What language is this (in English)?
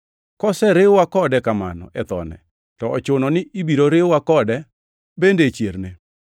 Luo (Kenya and Tanzania)